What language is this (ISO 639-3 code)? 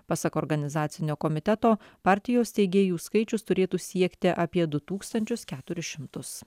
lit